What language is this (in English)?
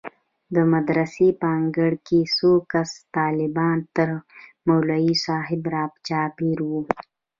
Pashto